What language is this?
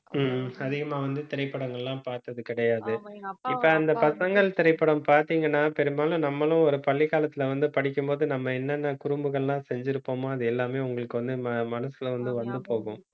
Tamil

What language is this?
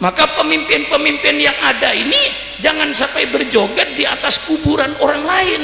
Indonesian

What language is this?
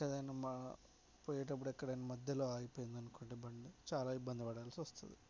Telugu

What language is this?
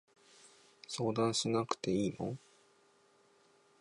Japanese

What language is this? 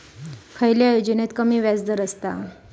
Marathi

